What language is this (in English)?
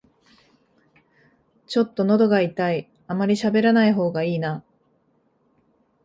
Japanese